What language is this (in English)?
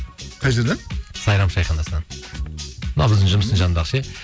Kazakh